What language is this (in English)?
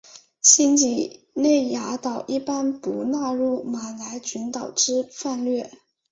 Chinese